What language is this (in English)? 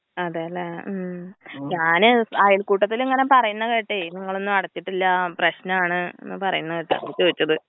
Malayalam